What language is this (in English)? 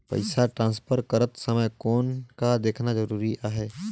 Chhattisgarhi